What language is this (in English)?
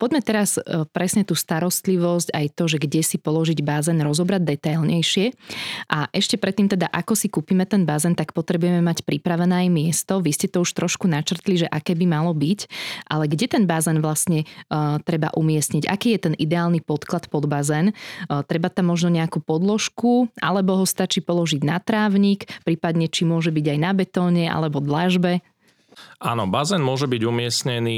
Slovak